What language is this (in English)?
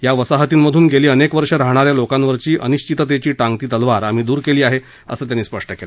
Marathi